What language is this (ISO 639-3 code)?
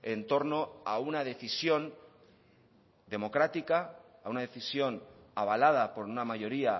spa